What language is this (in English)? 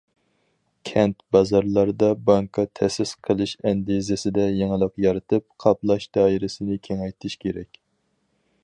Uyghur